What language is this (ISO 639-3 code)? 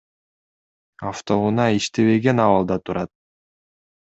kir